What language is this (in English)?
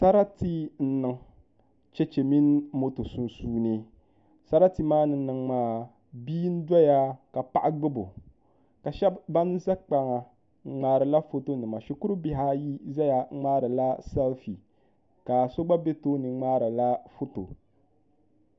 Dagbani